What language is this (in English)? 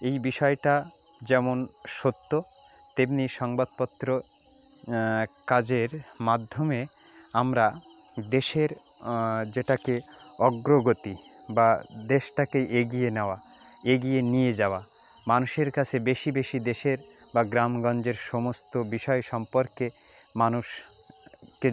Bangla